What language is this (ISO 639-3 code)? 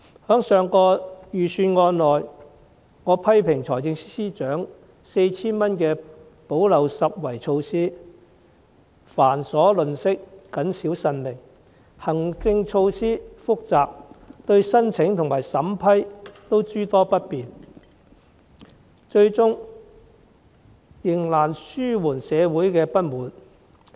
yue